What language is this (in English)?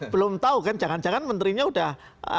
Indonesian